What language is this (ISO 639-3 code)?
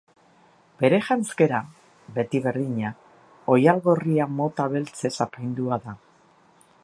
eus